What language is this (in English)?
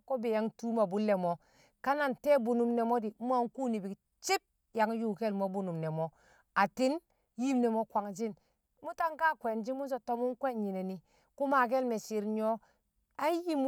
Kamo